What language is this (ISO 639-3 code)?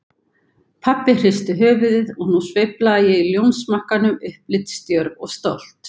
isl